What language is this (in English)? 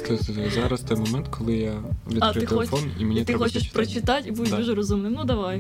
Ukrainian